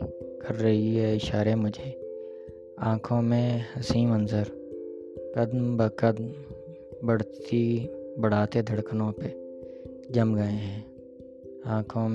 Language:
Urdu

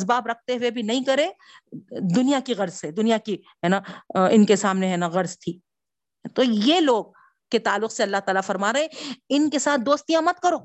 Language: Urdu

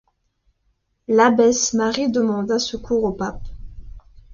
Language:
French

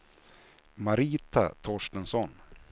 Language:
Swedish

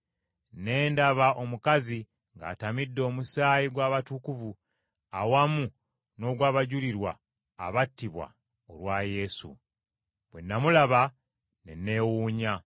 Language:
Ganda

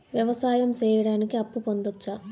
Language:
Telugu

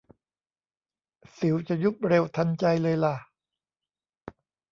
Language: Thai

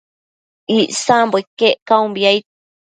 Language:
Matsés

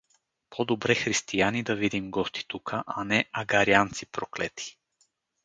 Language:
Bulgarian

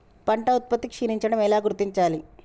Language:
Telugu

